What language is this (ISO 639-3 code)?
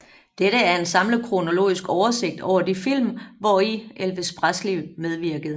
dan